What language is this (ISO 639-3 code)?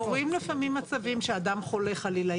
heb